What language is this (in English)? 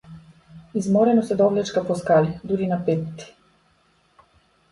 Macedonian